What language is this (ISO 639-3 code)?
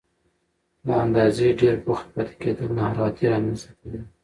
pus